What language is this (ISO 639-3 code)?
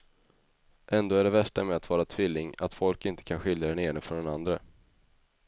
swe